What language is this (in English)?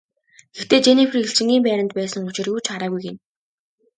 Mongolian